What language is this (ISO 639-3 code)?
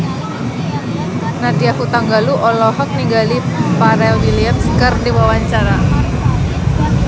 sun